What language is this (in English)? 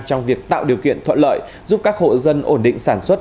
Vietnamese